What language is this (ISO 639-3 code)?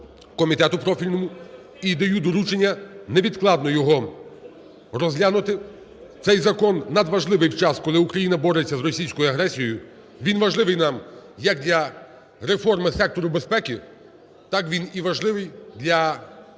ukr